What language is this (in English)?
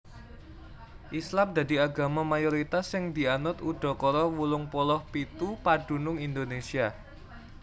Javanese